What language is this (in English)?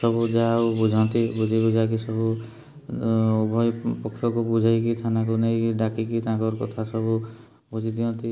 Odia